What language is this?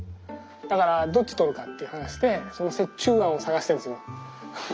Japanese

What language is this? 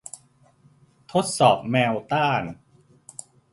Thai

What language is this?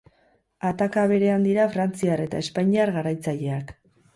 Basque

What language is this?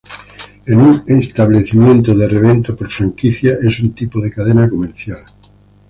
Spanish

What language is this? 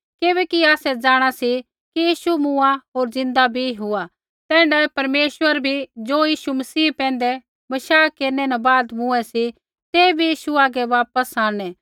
Kullu Pahari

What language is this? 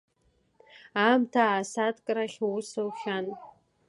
Abkhazian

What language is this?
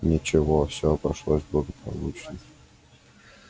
Russian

